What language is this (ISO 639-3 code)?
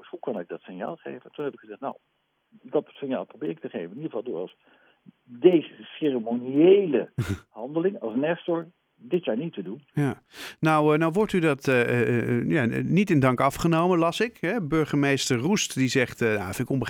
nld